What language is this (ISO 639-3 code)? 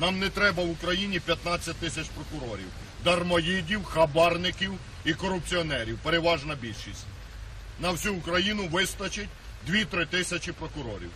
rus